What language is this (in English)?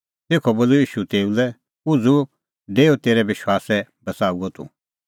Kullu Pahari